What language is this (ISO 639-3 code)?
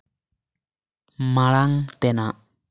sat